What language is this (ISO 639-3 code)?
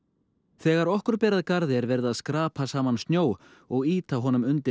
isl